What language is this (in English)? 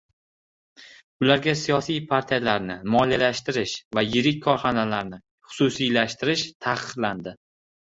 Uzbek